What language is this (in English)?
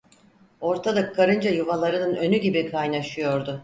Turkish